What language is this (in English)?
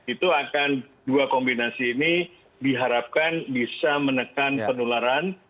Indonesian